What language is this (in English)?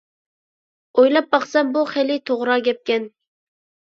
Uyghur